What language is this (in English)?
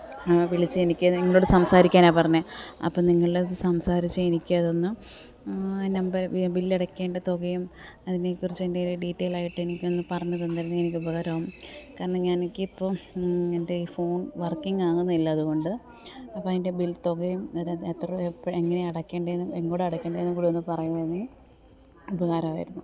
Malayalam